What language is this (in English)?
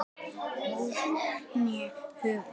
Icelandic